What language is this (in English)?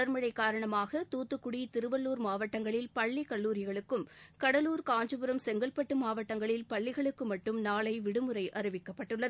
Tamil